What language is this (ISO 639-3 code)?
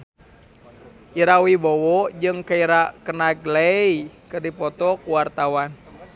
sun